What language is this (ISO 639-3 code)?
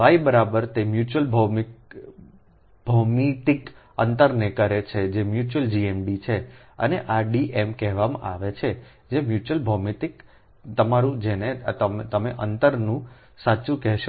guj